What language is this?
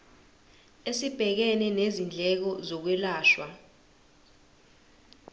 Zulu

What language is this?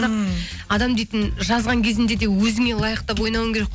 Kazakh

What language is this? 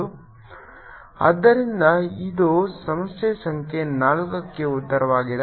Kannada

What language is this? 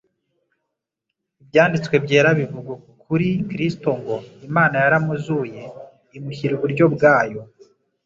Kinyarwanda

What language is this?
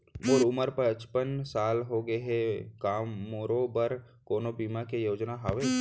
Chhattisgarhi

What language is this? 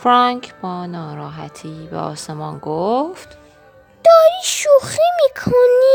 Persian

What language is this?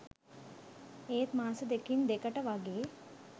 Sinhala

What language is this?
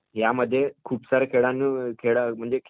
Marathi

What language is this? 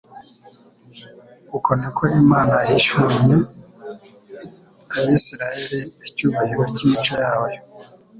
Kinyarwanda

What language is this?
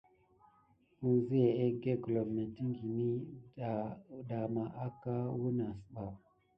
Gidar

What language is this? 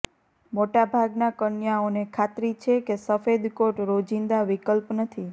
Gujarati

